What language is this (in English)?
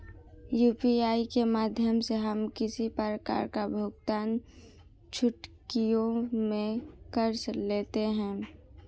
Hindi